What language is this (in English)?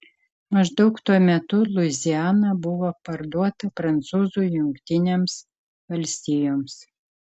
Lithuanian